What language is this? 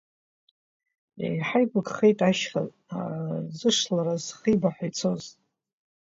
Abkhazian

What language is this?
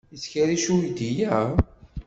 Kabyle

